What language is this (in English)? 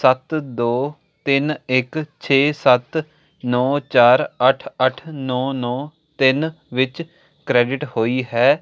Punjabi